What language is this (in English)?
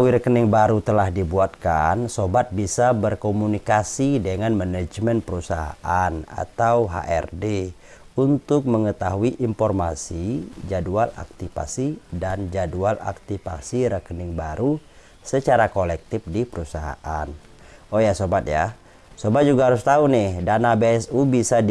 Indonesian